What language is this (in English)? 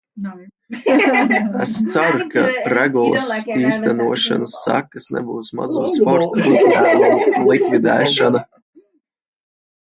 Latvian